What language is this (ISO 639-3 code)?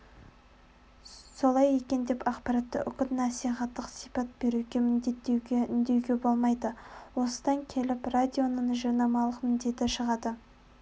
kaz